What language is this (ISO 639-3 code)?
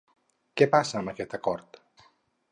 cat